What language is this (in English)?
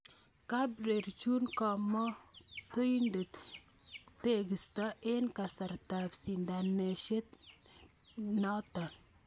Kalenjin